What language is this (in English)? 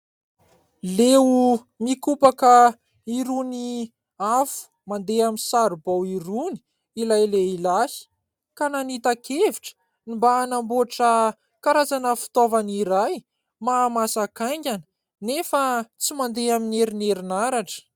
Malagasy